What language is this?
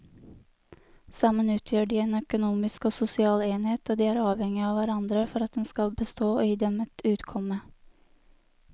Norwegian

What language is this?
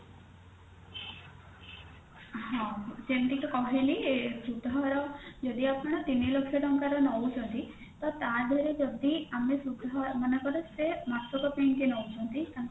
Odia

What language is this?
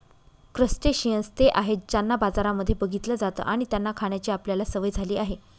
Marathi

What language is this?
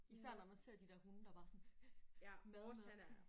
Danish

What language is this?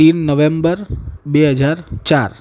Gujarati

